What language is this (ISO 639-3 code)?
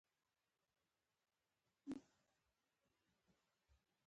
pus